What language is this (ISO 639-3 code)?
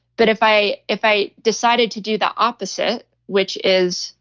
eng